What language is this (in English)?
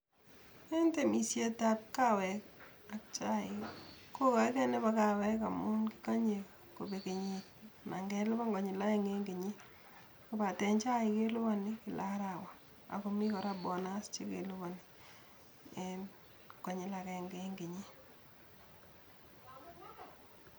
Kalenjin